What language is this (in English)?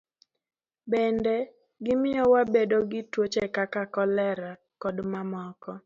Luo (Kenya and Tanzania)